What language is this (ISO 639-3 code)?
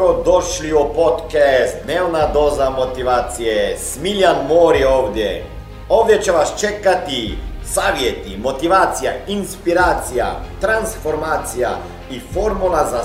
hrv